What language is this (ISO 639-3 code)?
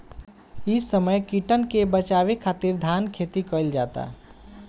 bho